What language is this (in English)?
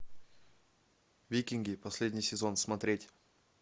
Russian